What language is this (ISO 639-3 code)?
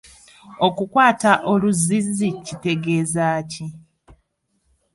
lug